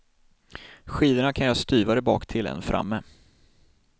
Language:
Swedish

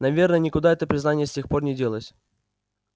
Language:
Russian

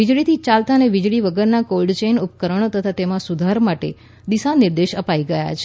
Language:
Gujarati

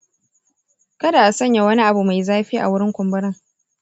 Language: Hausa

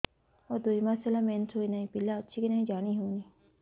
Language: Odia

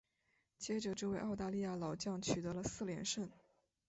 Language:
Chinese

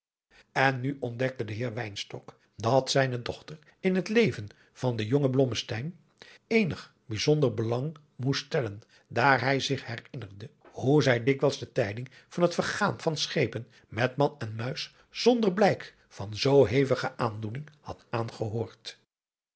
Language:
Dutch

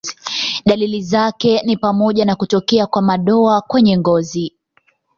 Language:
Swahili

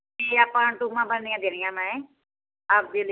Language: Punjabi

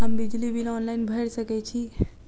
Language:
Maithili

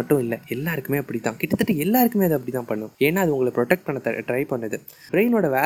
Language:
Tamil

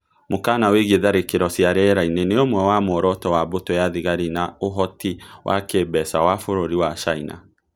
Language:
Kikuyu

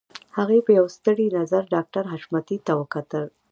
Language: Pashto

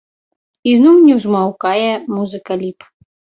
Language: Belarusian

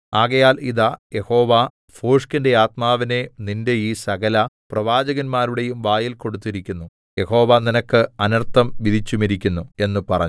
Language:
Malayalam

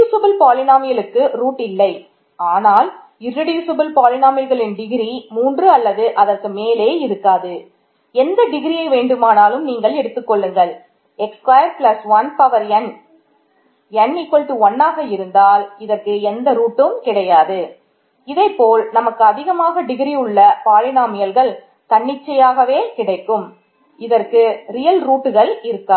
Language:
Tamil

